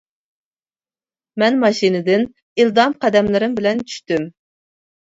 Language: Uyghur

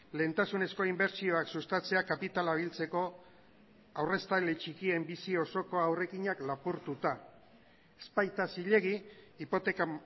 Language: Basque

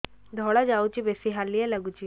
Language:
Odia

